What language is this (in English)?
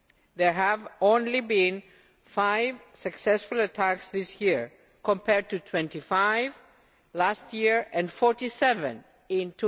English